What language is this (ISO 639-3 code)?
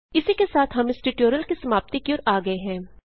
hin